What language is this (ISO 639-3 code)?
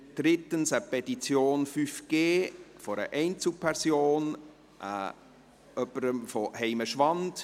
gsw